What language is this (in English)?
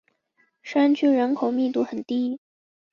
Chinese